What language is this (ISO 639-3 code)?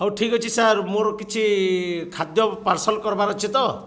ori